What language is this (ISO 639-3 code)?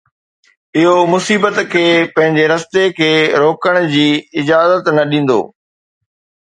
snd